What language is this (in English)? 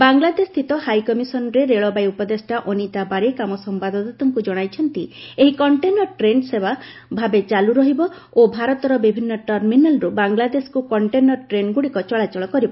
Odia